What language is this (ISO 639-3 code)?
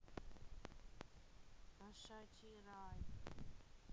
rus